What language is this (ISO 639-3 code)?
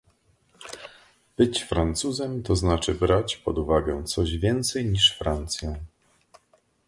pol